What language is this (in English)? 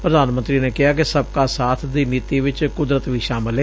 Punjabi